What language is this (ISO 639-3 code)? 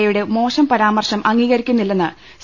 mal